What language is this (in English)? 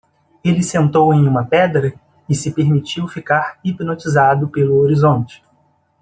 Portuguese